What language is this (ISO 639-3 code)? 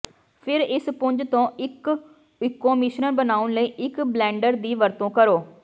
pan